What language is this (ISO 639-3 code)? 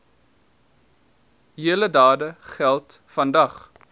afr